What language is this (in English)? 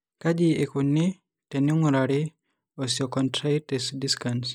Masai